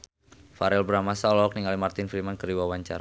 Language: Sundanese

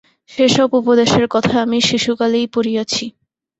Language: Bangla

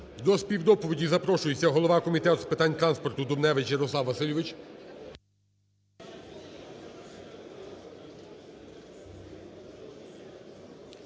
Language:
Ukrainian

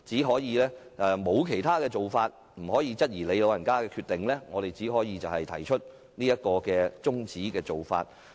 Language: Cantonese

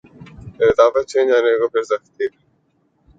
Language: Urdu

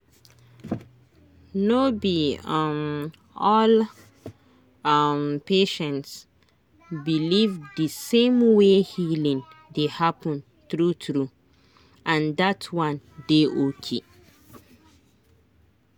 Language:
Nigerian Pidgin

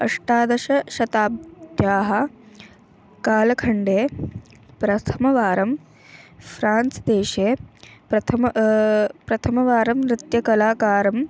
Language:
Sanskrit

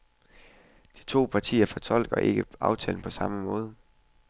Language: Danish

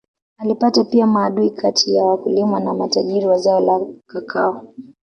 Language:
Swahili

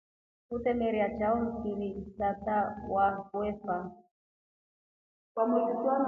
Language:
Rombo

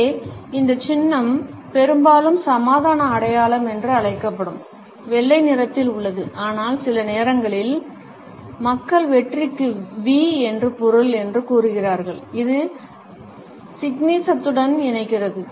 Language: Tamil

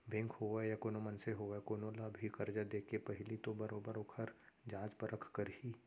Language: Chhattisgarhi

